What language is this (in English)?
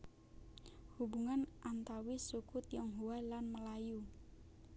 Javanese